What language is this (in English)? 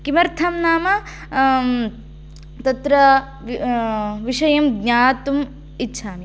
Sanskrit